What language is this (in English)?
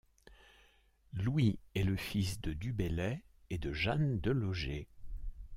French